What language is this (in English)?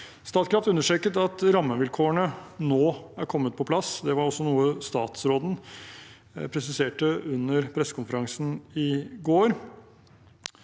Norwegian